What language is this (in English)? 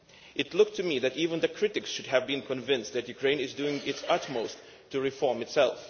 English